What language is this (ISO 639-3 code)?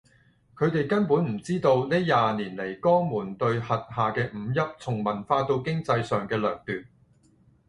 yue